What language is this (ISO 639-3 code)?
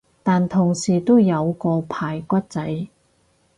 yue